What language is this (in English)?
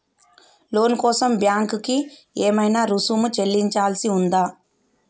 Telugu